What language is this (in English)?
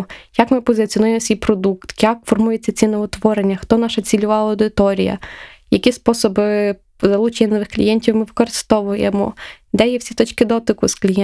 Ukrainian